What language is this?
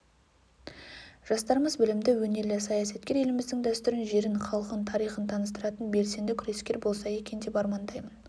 Kazakh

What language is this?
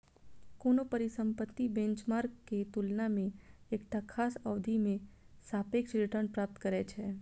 Maithili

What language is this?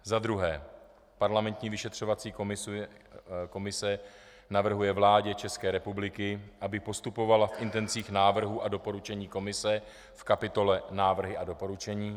Czech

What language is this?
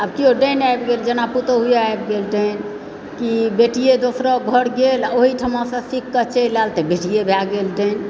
Maithili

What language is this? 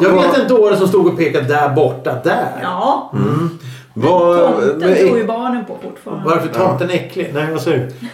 Swedish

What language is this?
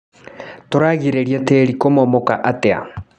Kikuyu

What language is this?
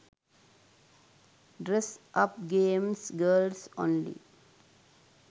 Sinhala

